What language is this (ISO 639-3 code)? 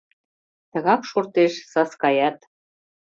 chm